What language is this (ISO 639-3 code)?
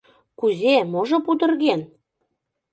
chm